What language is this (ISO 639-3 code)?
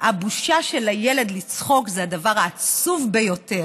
heb